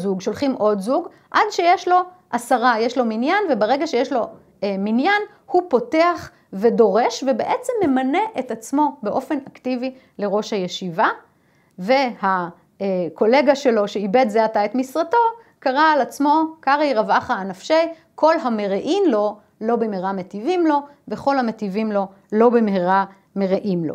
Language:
Hebrew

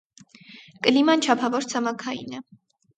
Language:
Armenian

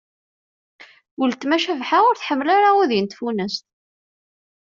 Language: Kabyle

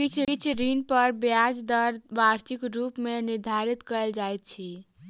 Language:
Maithili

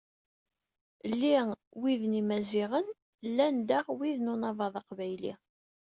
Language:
Kabyle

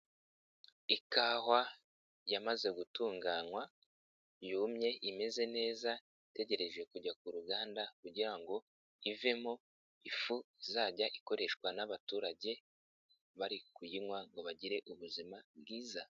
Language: Kinyarwanda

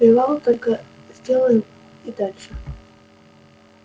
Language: Russian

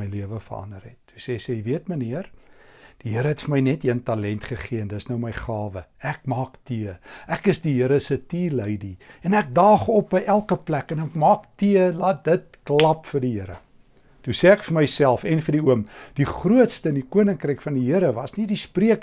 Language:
Dutch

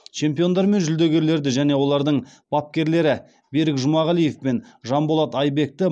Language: Kazakh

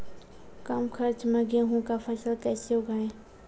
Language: Maithili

